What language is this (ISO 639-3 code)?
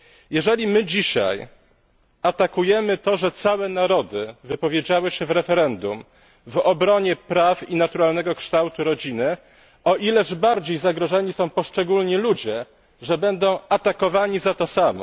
pol